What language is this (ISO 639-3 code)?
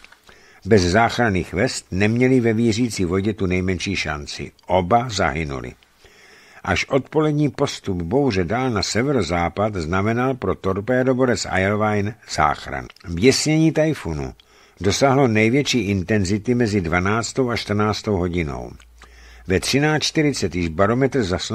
ces